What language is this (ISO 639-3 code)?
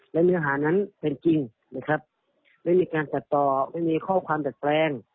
tha